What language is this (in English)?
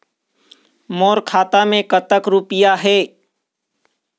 Chhattisgarhi